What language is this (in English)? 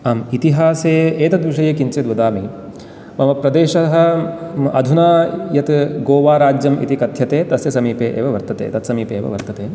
Sanskrit